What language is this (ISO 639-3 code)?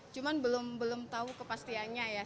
ind